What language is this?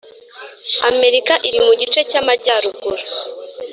Kinyarwanda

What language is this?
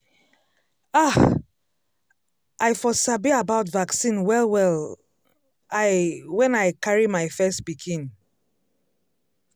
Nigerian Pidgin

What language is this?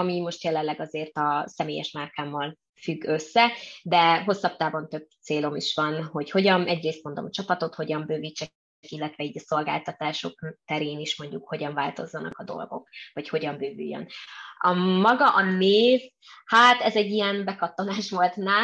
Hungarian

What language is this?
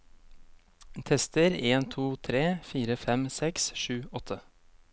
Norwegian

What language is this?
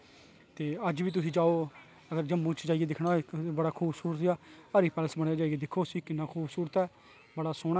Dogri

